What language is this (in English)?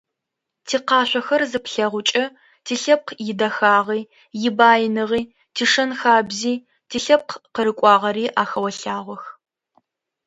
Adyghe